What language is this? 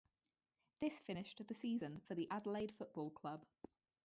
English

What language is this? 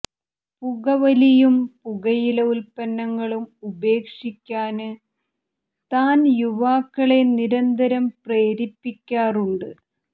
Malayalam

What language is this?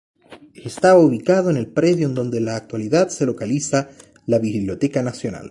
Spanish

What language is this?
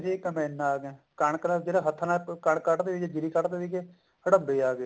Punjabi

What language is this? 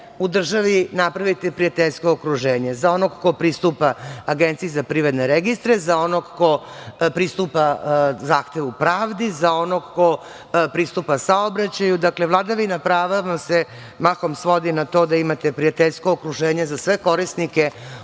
Serbian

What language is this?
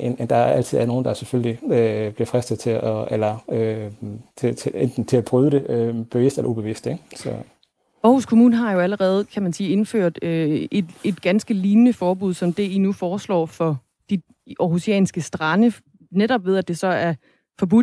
Danish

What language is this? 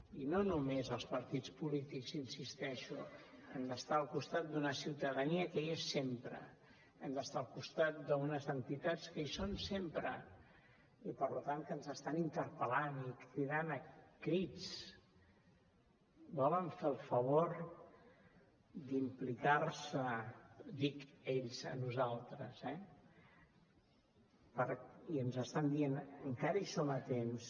Catalan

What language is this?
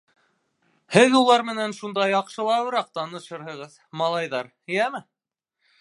Bashkir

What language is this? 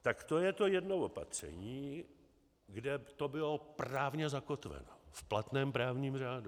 Czech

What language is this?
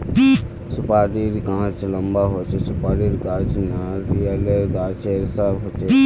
Magahi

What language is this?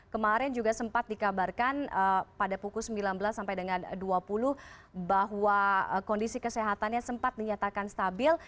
Indonesian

